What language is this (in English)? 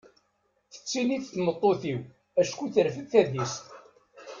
Kabyle